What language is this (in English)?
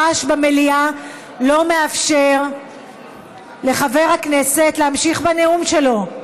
Hebrew